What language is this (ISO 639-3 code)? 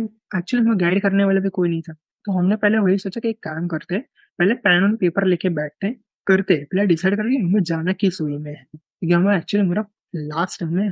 hin